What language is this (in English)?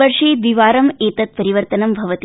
Sanskrit